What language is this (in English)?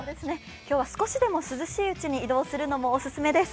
Japanese